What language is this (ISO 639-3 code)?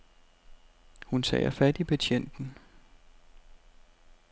dan